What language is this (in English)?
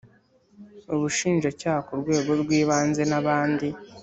Kinyarwanda